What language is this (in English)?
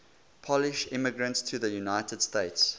English